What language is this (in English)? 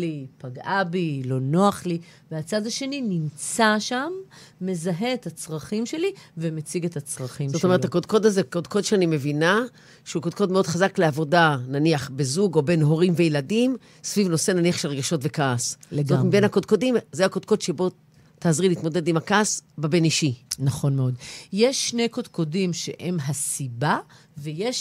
Hebrew